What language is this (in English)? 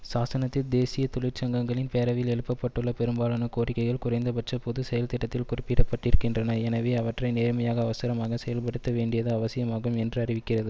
Tamil